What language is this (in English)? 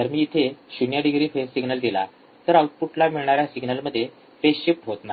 Marathi